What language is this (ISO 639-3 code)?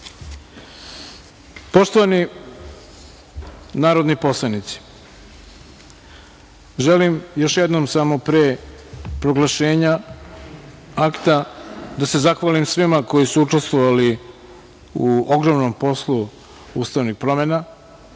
srp